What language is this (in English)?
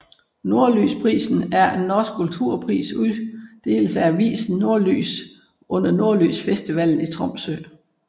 Danish